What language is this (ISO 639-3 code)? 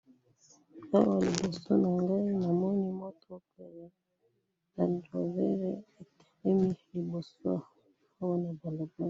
lin